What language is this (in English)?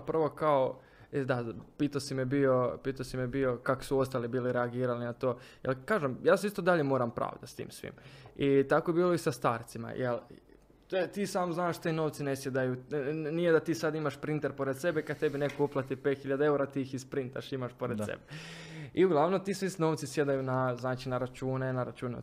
Croatian